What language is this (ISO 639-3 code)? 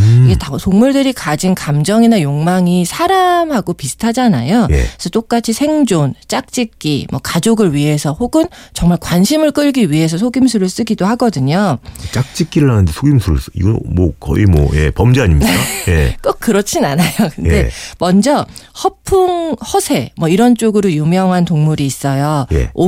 kor